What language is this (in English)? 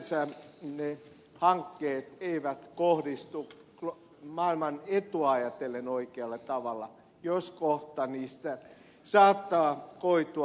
Finnish